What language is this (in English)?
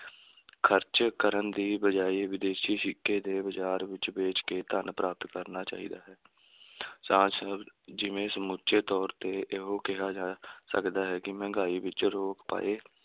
Punjabi